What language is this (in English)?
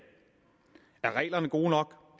Danish